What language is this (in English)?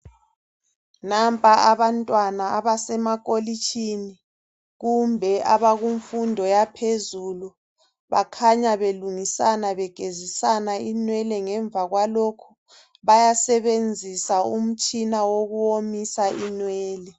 North Ndebele